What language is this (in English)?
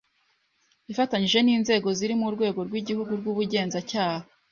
Kinyarwanda